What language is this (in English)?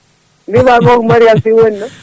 Fula